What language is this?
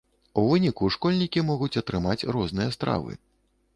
Belarusian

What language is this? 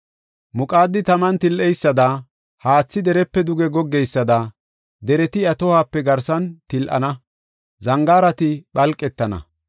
Gofa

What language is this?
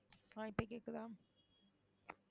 Tamil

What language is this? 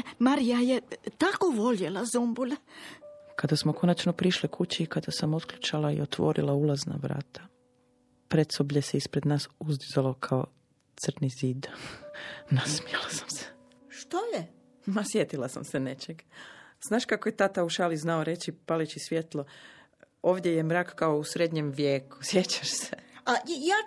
Croatian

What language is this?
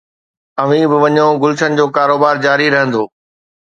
Sindhi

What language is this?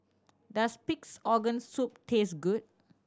English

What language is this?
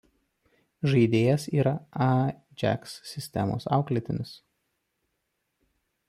Lithuanian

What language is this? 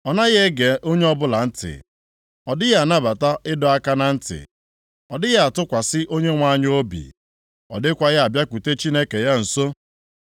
Igbo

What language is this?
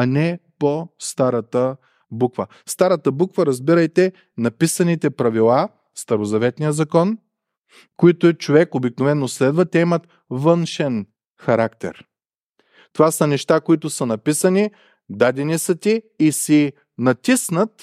Bulgarian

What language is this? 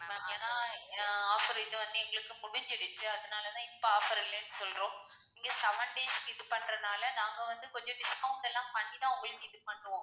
Tamil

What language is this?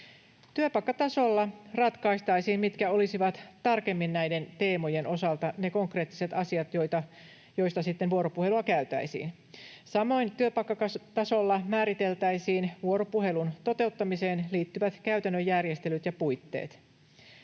Finnish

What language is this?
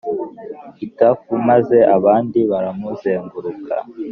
Kinyarwanda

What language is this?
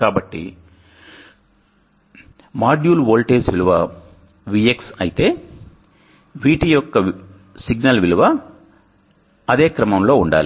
Telugu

